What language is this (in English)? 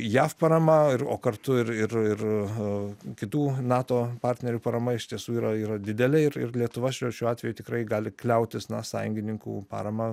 Lithuanian